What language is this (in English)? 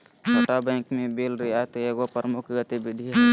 Magahi